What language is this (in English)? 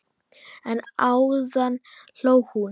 Icelandic